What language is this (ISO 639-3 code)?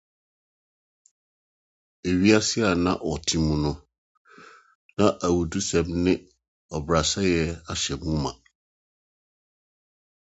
aka